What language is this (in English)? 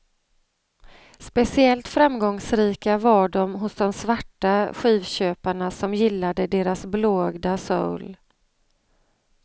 Swedish